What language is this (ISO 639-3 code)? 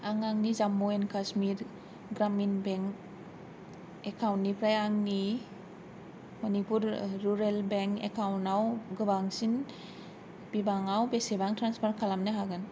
brx